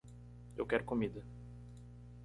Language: Portuguese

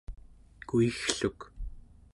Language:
Central Yupik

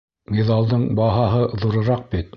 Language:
Bashkir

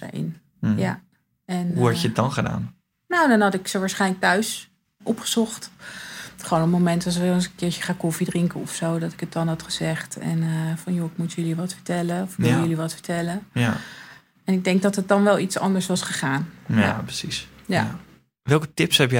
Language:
Dutch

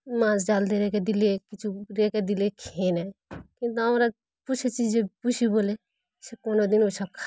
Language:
Bangla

